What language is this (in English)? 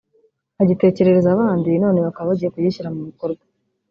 Kinyarwanda